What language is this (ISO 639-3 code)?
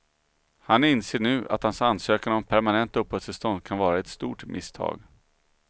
swe